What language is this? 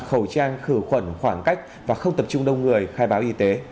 Vietnamese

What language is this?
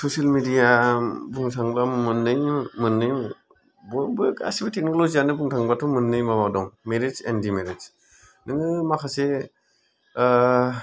Bodo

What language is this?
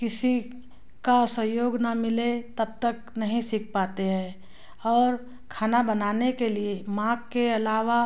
Hindi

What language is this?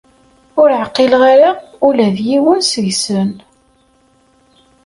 Kabyle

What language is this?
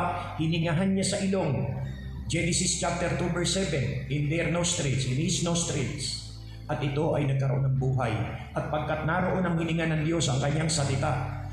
Filipino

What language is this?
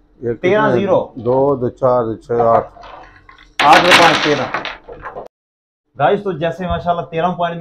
Hindi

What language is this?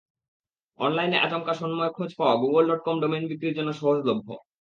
Bangla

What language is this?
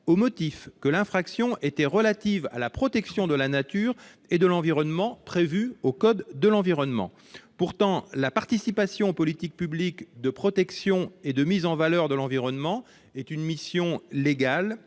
French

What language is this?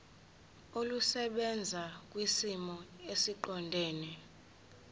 Zulu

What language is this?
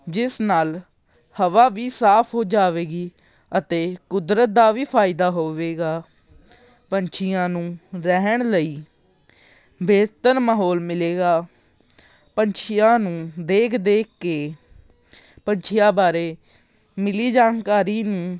Punjabi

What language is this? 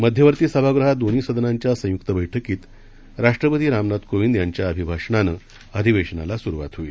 Marathi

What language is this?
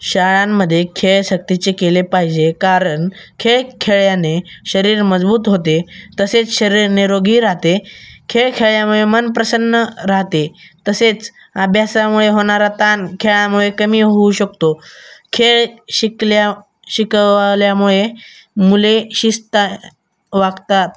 Marathi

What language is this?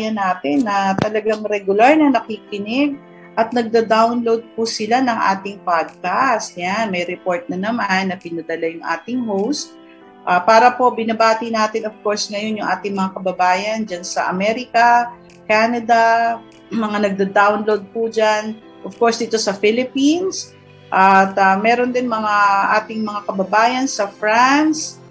Filipino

